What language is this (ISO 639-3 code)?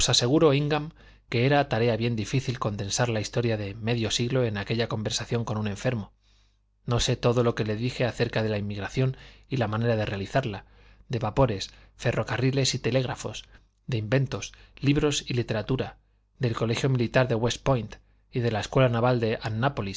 spa